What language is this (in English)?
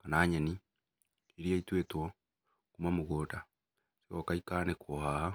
Kikuyu